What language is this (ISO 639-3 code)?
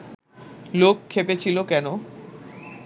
ben